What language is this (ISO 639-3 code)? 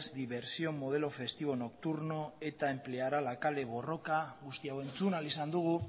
eus